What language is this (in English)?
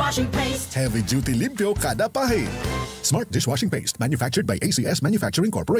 Filipino